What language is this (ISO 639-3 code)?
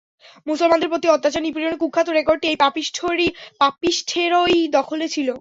ben